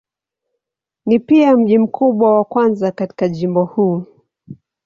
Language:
Swahili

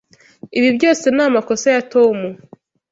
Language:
Kinyarwanda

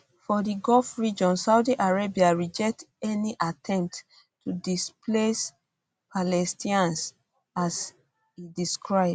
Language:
Nigerian Pidgin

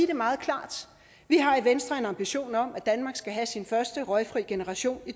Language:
Danish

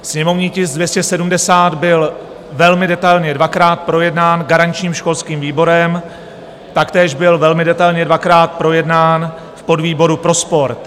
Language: Czech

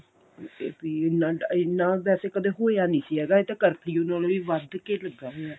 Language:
Punjabi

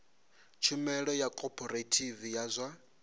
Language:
Venda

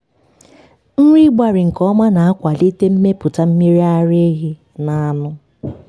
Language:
Igbo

